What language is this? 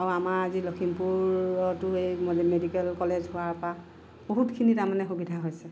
Assamese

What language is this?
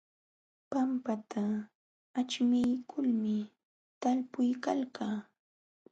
Jauja Wanca Quechua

